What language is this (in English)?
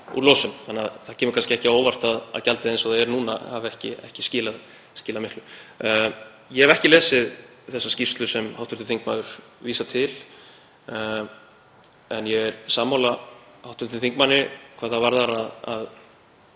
Icelandic